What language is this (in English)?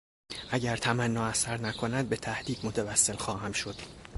Persian